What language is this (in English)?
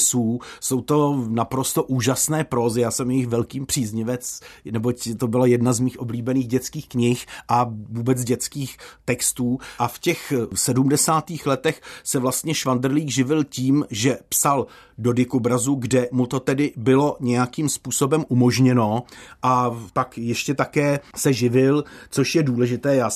Czech